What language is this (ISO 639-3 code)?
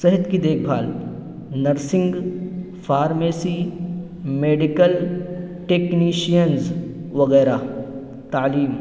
urd